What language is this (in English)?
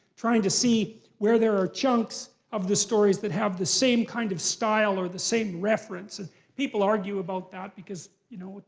English